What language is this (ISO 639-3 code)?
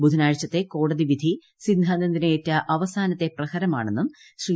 mal